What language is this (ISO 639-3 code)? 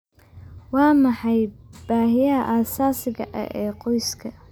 som